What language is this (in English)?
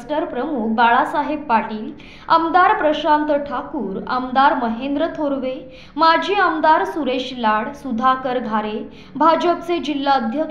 Marathi